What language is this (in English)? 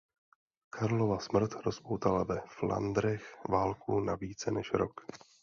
Czech